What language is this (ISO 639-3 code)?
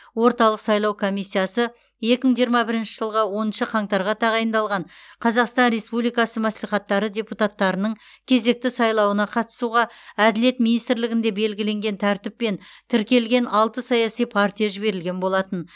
kaz